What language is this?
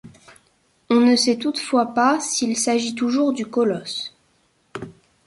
French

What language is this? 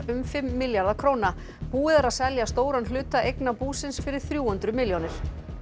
Icelandic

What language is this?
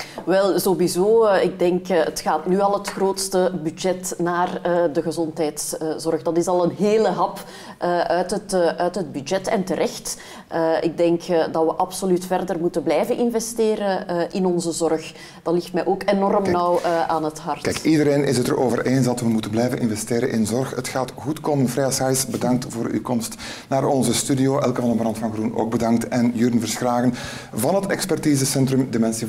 Dutch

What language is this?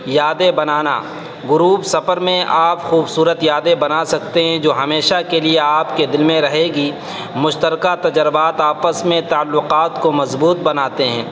Urdu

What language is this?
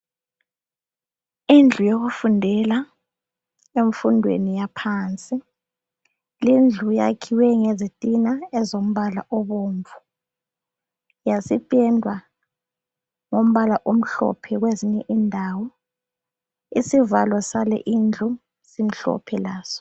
North Ndebele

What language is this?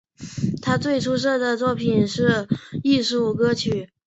Chinese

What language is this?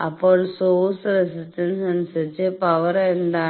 Malayalam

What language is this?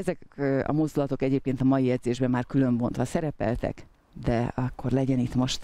Hungarian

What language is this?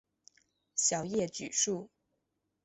Chinese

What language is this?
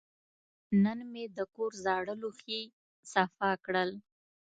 Pashto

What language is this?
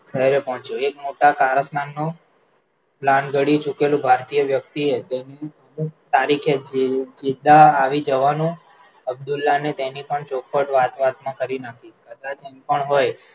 Gujarati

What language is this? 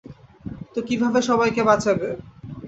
Bangla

